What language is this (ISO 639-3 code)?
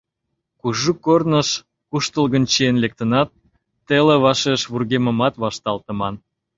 chm